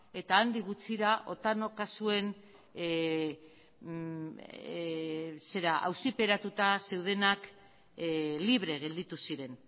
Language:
Basque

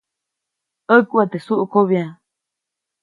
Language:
Copainalá Zoque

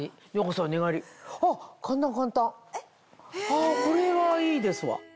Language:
Japanese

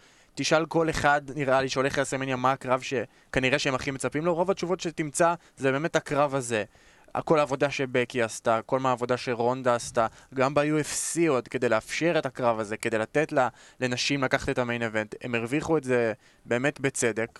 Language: Hebrew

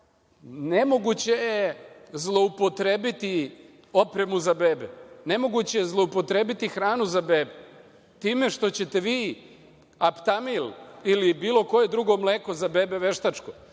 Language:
Serbian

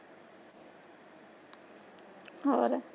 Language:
Punjabi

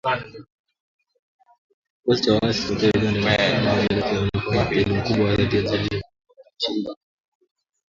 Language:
Swahili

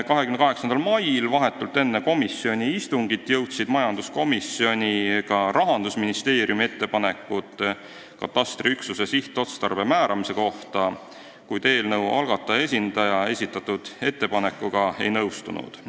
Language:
Estonian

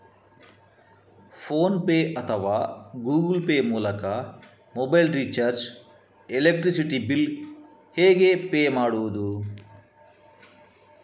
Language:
Kannada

